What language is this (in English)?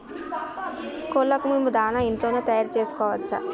Telugu